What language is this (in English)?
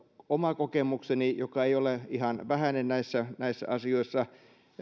Finnish